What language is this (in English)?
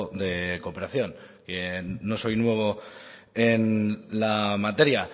Spanish